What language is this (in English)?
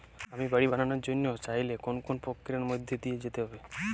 Bangla